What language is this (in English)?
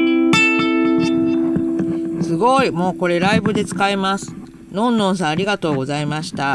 Japanese